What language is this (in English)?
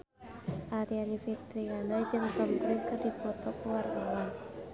Sundanese